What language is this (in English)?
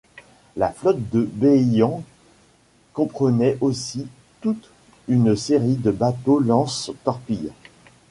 French